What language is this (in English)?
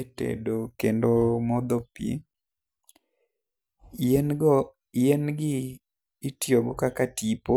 Luo (Kenya and Tanzania)